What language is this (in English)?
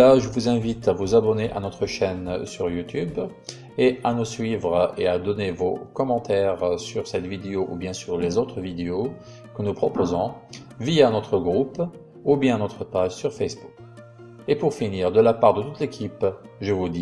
French